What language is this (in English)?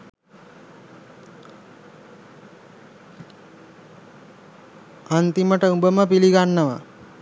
Sinhala